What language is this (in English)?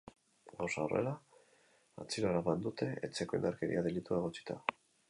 Basque